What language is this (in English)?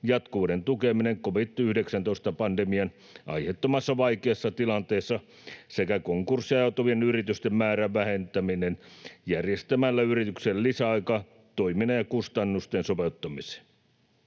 Finnish